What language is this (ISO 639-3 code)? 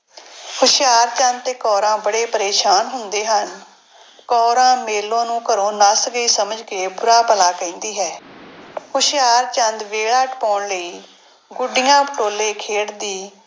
pan